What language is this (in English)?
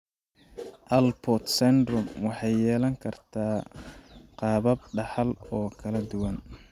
Somali